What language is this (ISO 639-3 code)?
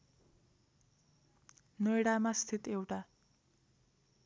nep